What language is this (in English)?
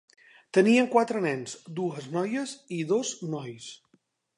Catalan